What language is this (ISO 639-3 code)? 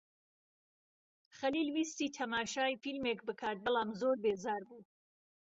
ckb